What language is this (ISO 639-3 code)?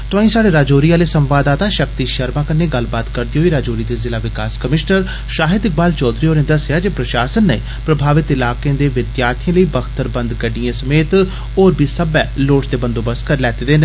doi